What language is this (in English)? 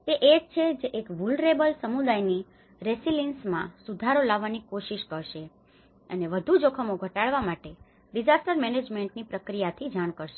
Gujarati